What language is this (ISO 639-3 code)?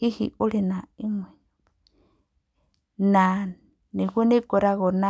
kik